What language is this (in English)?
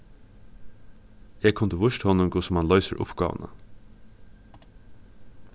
Faroese